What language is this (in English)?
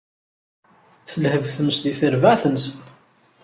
Kabyle